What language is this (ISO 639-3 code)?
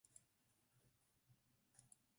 zho